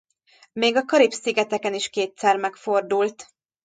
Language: Hungarian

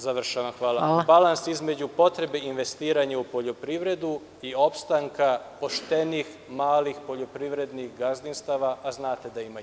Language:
Serbian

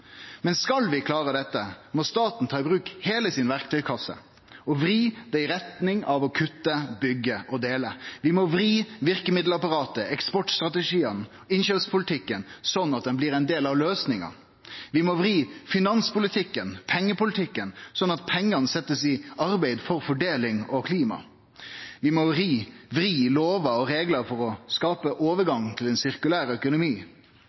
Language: Norwegian Nynorsk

